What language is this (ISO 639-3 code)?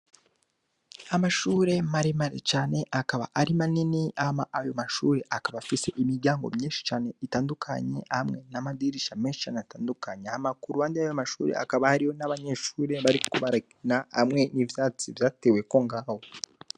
run